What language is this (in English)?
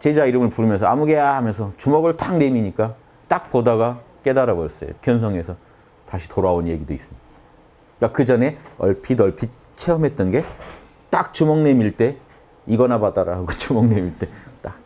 Korean